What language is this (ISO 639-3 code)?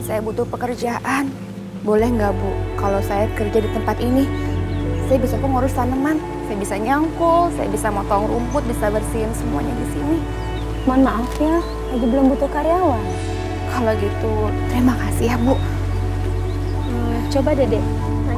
ind